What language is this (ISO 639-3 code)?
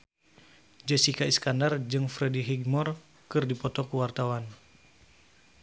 sun